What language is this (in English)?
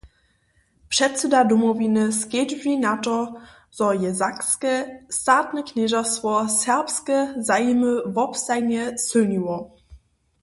Upper Sorbian